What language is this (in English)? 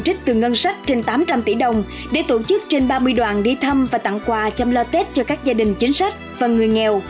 Vietnamese